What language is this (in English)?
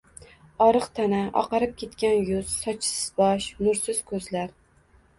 Uzbek